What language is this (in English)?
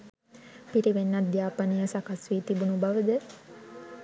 Sinhala